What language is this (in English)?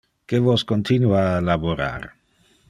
Interlingua